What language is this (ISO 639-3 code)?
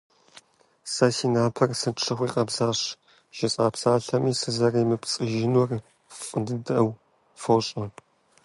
kbd